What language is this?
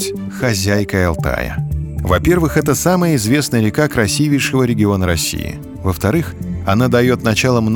Russian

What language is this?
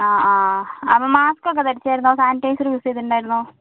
Malayalam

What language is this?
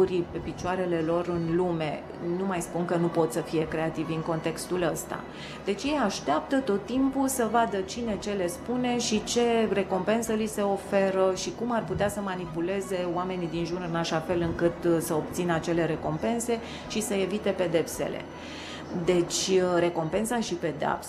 Romanian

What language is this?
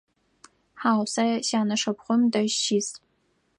Adyghe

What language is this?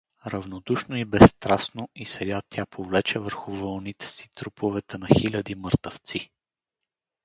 Bulgarian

